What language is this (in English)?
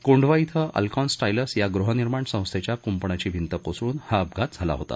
Marathi